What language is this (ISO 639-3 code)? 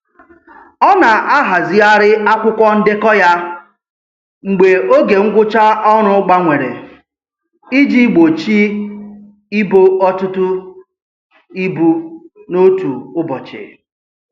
ibo